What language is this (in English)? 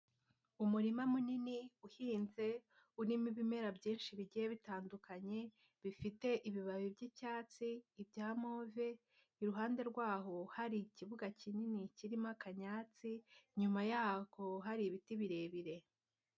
Kinyarwanda